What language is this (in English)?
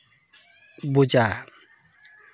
Santali